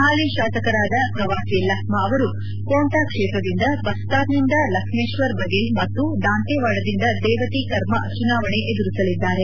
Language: Kannada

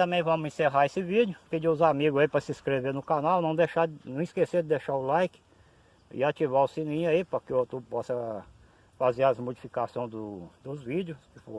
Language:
Portuguese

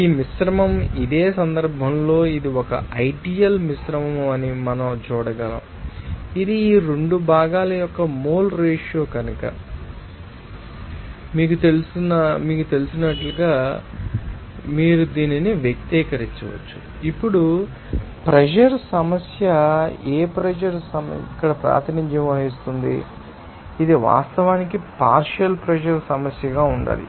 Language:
Telugu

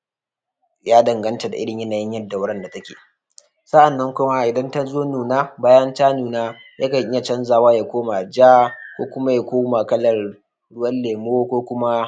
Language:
Hausa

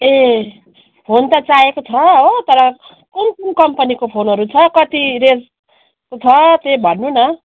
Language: Nepali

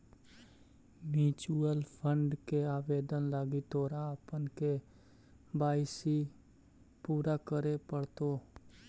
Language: Magahi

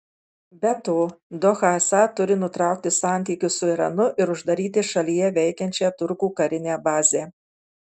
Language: Lithuanian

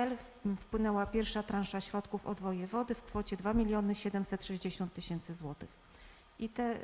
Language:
Polish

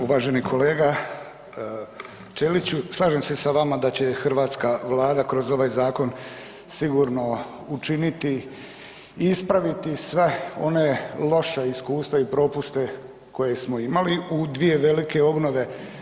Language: Croatian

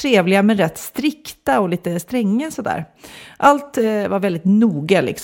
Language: Swedish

